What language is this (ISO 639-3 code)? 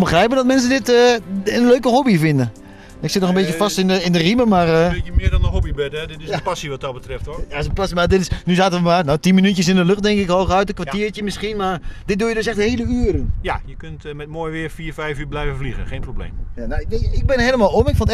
nld